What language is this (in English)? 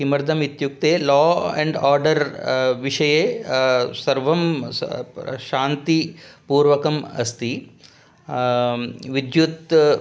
Sanskrit